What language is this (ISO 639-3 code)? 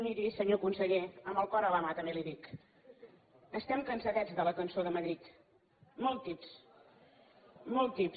cat